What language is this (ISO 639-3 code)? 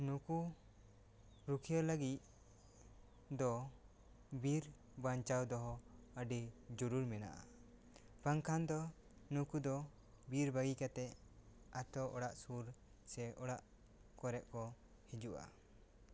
sat